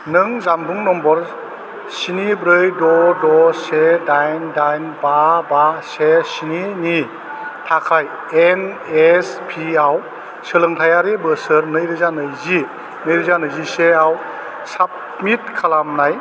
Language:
Bodo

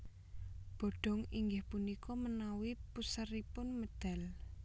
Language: Javanese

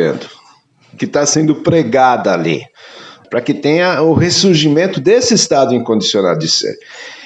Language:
Portuguese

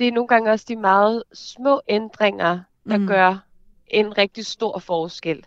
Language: Danish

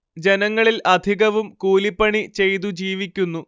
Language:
Malayalam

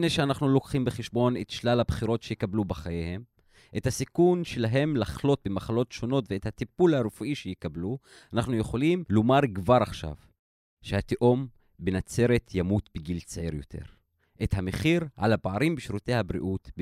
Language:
Hebrew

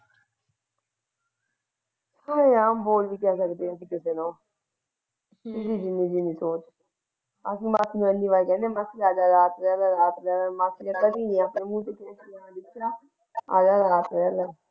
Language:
Punjabi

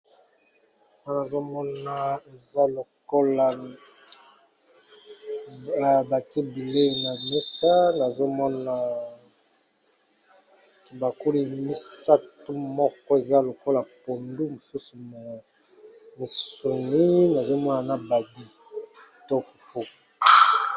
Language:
Lingala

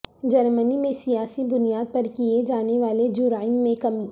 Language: Urdu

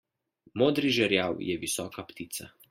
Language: Slovenian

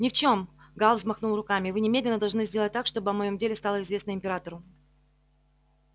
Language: Russian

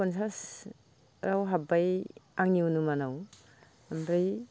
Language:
Bodo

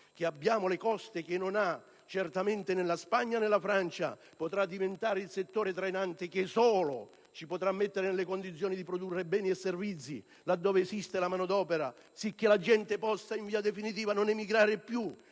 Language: Italian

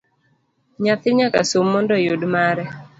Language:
Luo (Kenya and Tanzania)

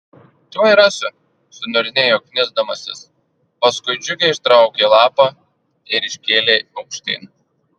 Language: Lithuanian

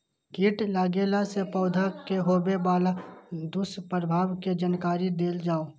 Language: Maithili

